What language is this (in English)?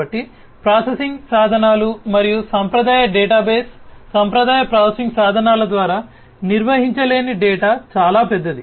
Telugu